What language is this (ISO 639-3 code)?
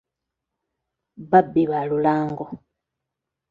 lug